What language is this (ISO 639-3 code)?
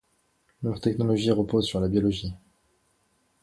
fra